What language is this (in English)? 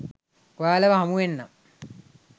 Sinhala